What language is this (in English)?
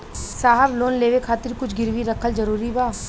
Bhojpuri